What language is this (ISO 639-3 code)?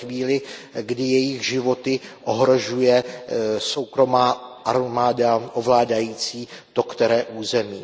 ces